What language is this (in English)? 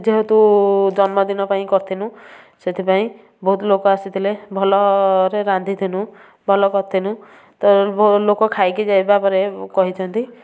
Odia